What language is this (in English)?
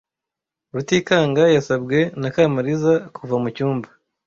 Kinyarwanda